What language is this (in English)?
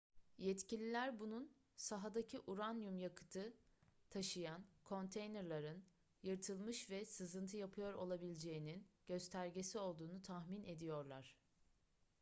Turkish